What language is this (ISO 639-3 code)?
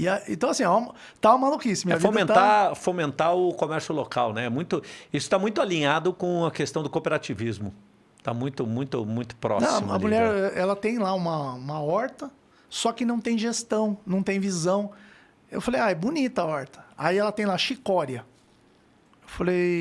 por